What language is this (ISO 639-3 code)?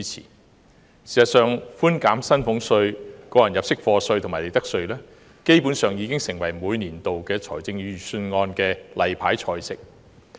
yue